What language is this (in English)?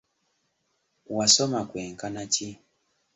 Ganda